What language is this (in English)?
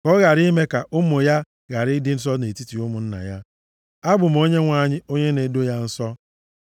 Igbo